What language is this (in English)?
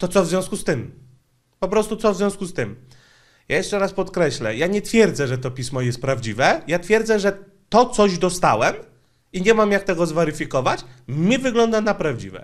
Polish